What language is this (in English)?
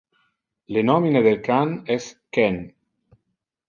Interlingua